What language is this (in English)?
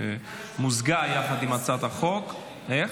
Hebrew